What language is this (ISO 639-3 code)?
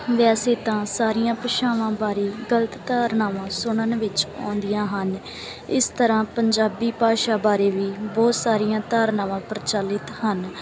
pan